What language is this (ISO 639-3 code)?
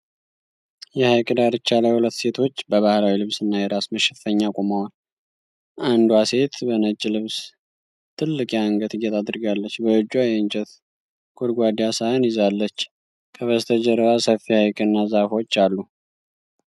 amh